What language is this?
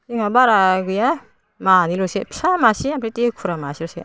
Bodo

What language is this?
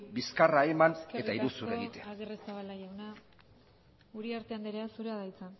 Basque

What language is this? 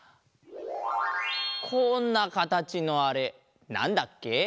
Japanese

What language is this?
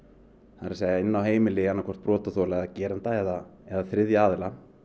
Icelandic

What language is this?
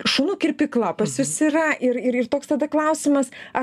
Lithuanian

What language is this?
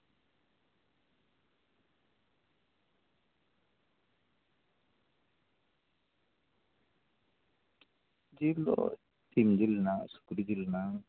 Santali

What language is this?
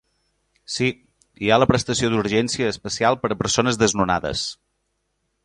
Catalan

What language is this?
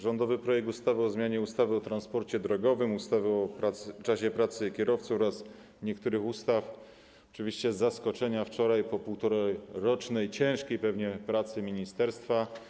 Polish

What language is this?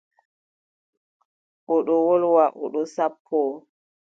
Adamawa Fulfulde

